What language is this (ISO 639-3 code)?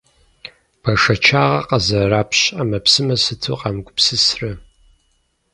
kbd